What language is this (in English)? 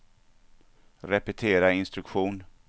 Swedish